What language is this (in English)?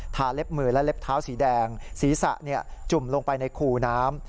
Thai